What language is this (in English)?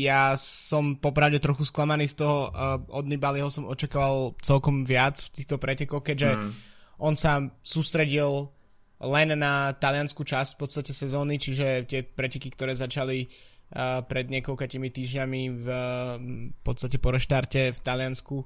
Slovak